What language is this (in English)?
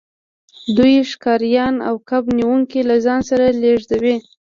Pashto